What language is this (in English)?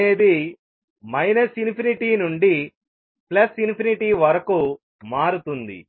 Telugu